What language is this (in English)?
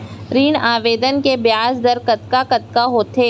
Chhattisgarhi